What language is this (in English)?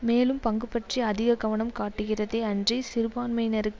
Tamil